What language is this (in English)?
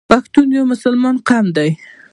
Pashto